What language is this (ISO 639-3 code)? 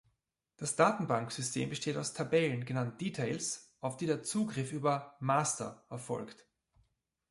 deu